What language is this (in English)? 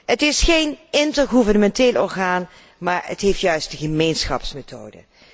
Dutch